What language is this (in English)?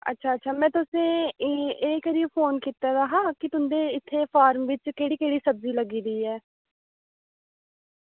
Dogri